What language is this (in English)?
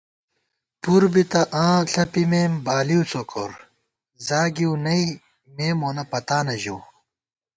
Gawar-Bati